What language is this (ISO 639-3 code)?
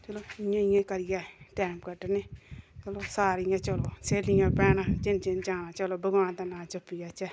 doi